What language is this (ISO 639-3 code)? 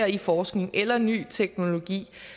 dan